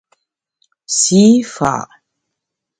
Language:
Bamun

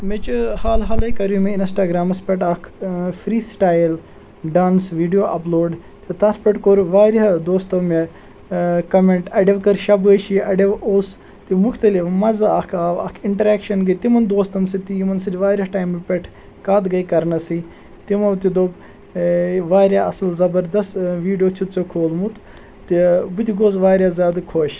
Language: Kashmiri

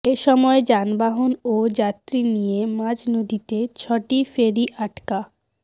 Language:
Bangla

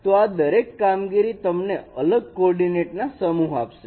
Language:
Gujarati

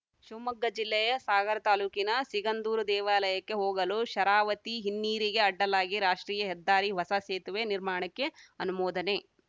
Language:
Kannada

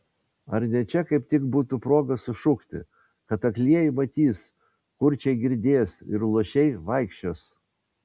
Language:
Lithuanian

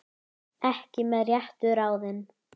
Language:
Icelandic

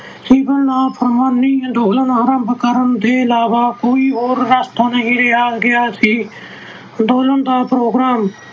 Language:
Punjabi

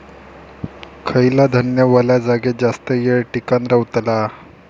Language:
Marathi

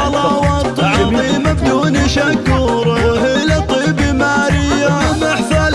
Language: Arabic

